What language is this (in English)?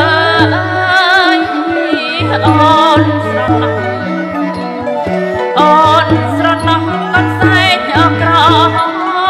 Thai